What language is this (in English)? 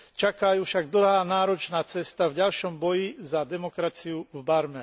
Slovak